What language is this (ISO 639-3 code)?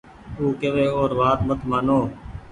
gig